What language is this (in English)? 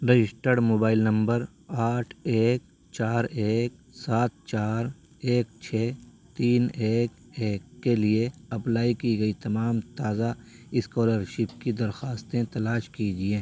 Urdu